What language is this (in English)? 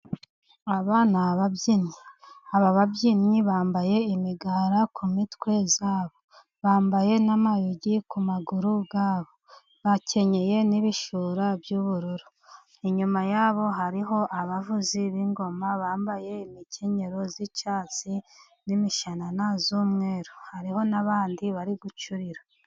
Kinyarwanda